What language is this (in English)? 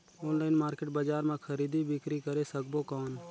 Chhattisgarhi